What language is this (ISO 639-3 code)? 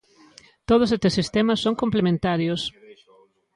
glg